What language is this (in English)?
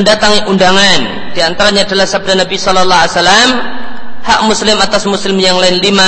Indonesian